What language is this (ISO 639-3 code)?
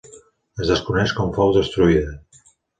cat